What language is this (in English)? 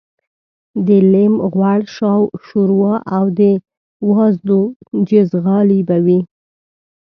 Pashto